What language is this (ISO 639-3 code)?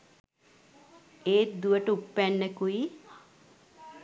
sin